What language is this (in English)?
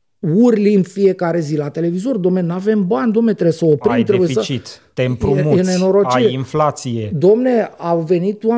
Romanian